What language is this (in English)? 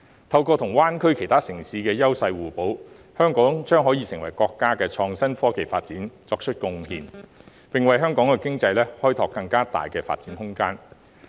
Cantonese